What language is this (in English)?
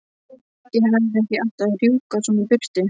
Icelandic